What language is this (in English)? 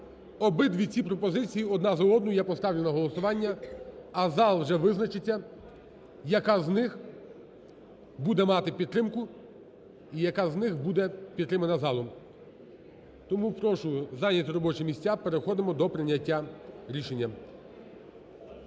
Ukrainian